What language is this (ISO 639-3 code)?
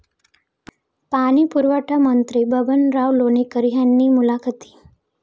mar